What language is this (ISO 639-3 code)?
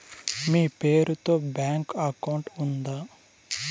tel